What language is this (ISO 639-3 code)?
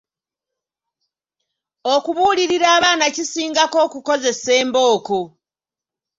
lug